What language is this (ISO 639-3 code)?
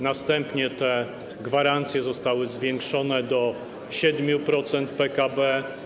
pol